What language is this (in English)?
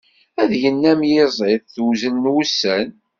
Kabyle